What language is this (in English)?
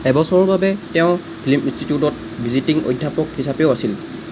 Assamese